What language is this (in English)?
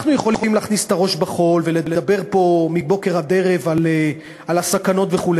Hebrew